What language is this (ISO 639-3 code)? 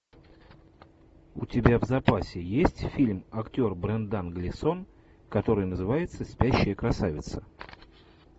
rus